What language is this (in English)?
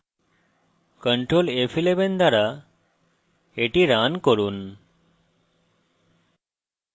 Bangla